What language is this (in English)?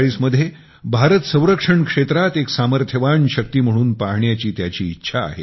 Marathi